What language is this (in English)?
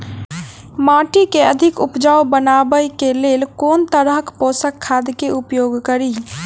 Maithili